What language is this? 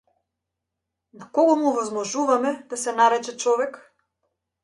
Macedonian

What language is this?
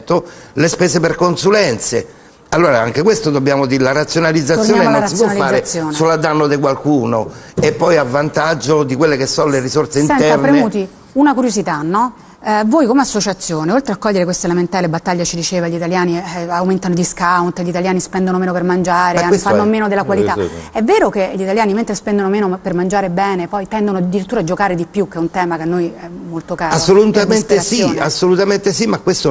Italian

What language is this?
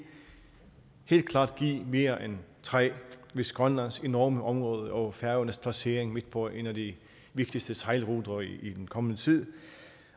Danish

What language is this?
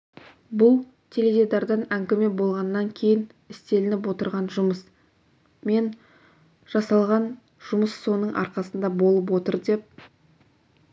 Kazakh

